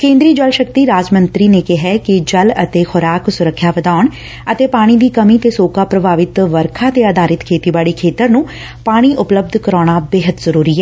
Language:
Punjabi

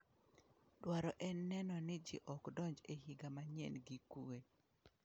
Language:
Luo (Kenya and Tanzania)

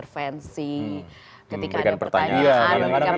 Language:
Indonesian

